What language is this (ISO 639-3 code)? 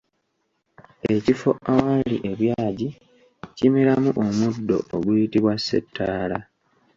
lug